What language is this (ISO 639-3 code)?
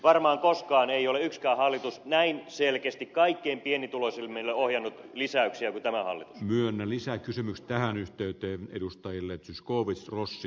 fin